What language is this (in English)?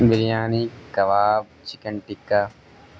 Urdu